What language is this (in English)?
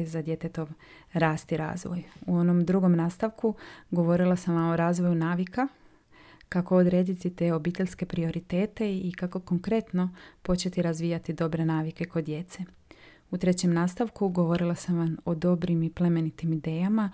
Croatian